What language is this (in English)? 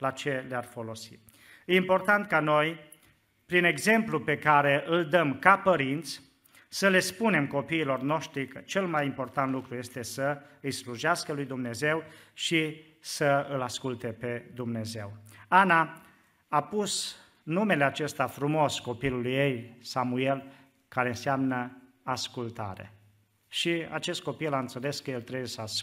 Romanian